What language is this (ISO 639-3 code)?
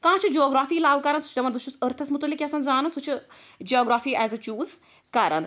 kas